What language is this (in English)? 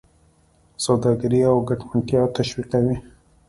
Pashto